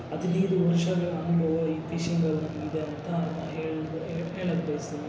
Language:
Kannada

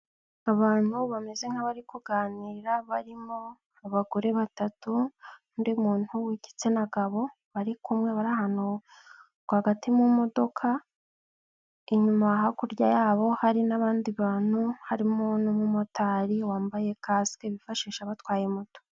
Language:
Kinyarwanda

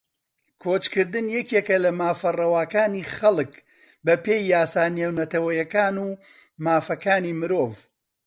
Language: Central Kurdish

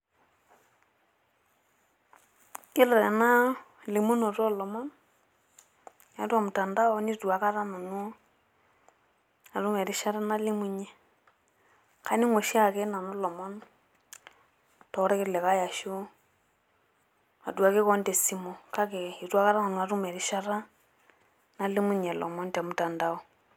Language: Masai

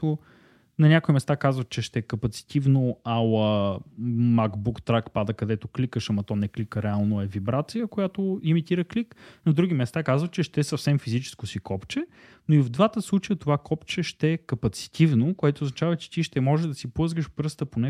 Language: Bulgarian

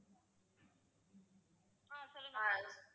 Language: Tamil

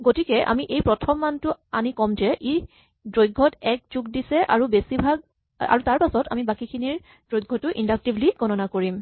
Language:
Assamese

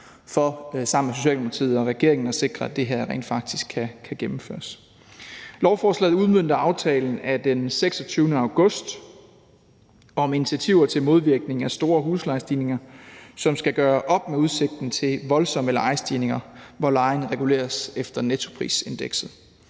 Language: Danish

